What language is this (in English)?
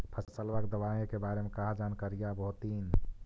Magahi